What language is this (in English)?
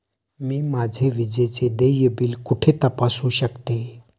Marathi